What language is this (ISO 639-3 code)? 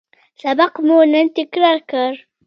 pus